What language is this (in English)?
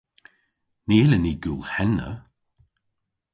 Cornish